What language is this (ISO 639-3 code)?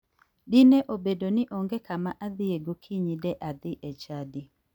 luo